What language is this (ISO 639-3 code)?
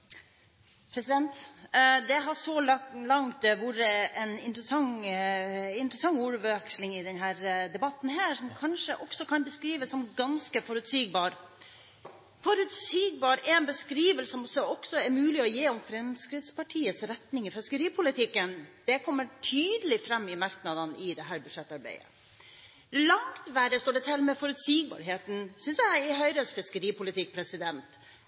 nob